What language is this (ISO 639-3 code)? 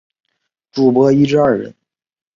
zho